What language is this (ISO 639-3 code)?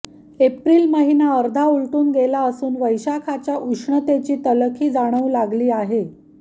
mar